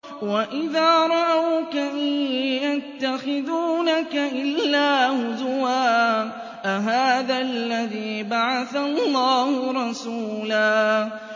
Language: Arabic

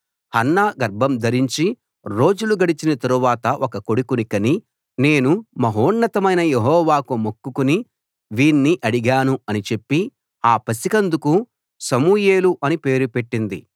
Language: Telugu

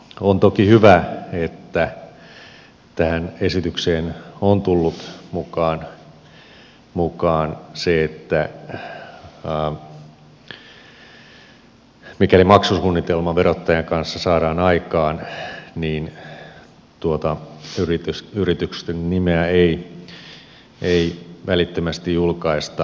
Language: Finnish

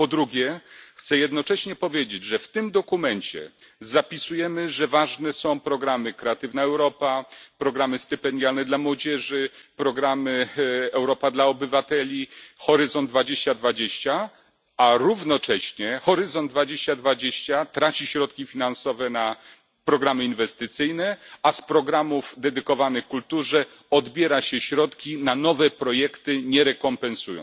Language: Polish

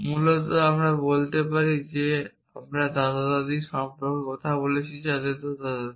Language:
Bangla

